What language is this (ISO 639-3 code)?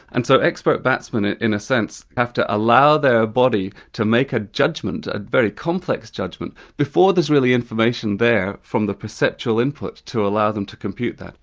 eng